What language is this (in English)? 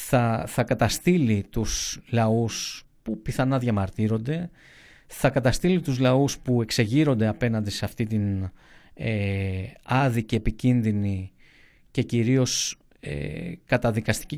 Greek